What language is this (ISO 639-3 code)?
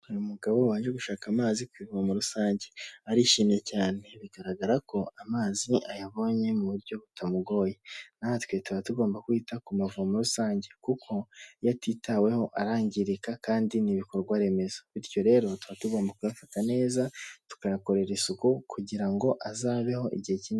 kin